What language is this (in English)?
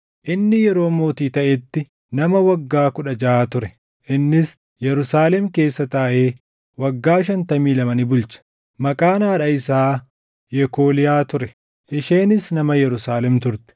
Oromo